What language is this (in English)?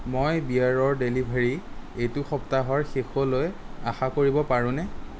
Assamese